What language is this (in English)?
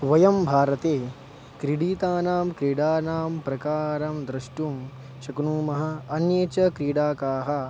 Sanskrit